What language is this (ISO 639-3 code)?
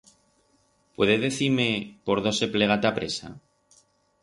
arg